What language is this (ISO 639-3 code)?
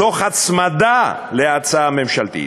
heb